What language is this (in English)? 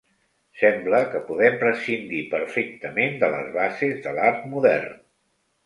Catalan